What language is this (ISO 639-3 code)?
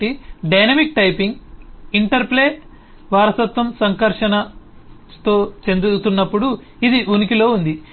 tel